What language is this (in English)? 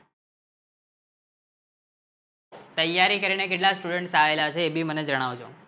Gujarati